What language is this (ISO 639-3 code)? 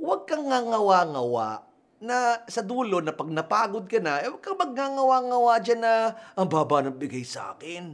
fil